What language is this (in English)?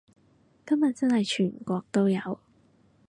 Cantonese